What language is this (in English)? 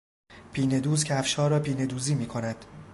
Persian